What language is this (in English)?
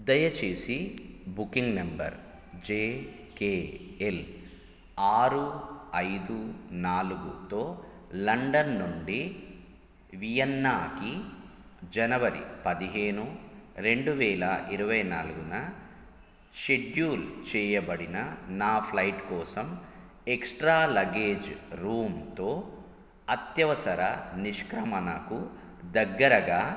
Telugu